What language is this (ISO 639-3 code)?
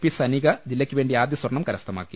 mal